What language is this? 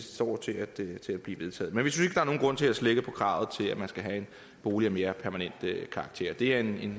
Danish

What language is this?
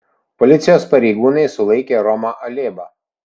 Lithuanian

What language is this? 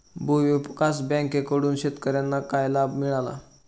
Marathi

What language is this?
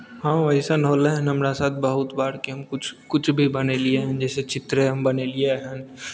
Maithili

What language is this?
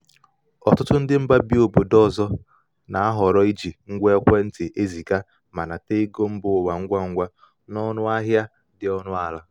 Igbo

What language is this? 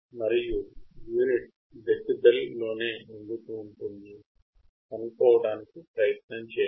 Telugu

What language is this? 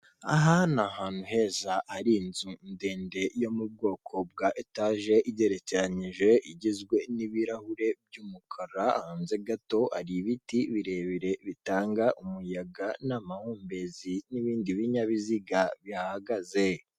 Kinyarwanda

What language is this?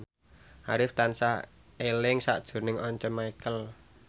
Javanese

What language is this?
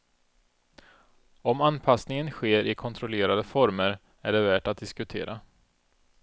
Swedish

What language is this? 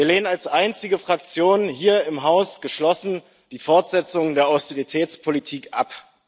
German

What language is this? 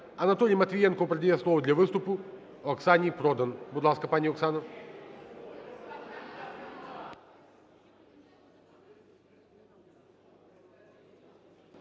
Ukrainian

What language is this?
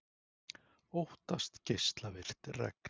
Icelandic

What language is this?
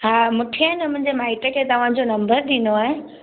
Sindhi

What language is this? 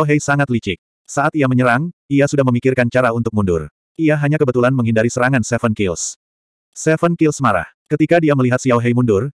Indonesian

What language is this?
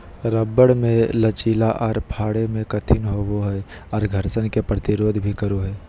Magahi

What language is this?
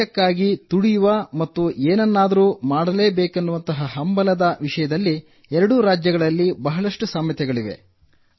Kannada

